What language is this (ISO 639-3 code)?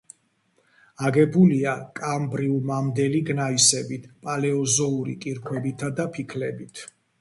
kat